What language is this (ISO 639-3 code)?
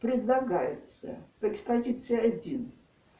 rus